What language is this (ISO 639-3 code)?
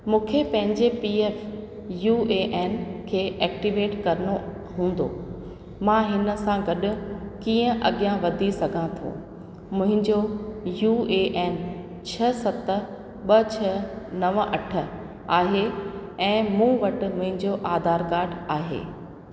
snd